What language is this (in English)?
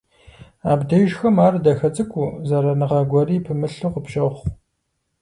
Kabardian